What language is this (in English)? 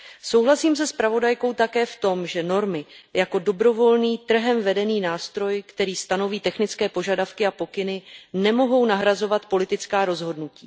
Czech